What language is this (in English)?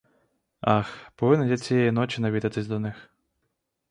Ukrainian